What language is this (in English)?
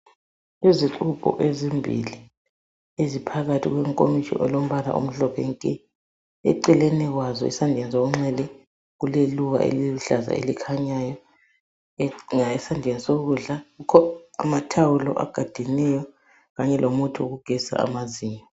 North Ndebele